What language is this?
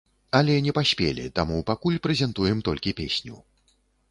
Belarusian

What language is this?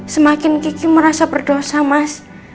Indonesian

